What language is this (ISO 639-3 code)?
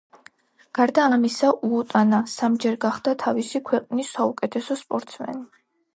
kat